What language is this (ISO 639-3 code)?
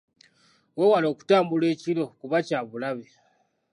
lug